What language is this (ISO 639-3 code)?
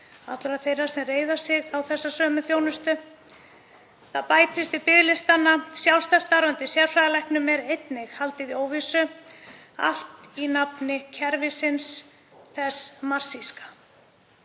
isl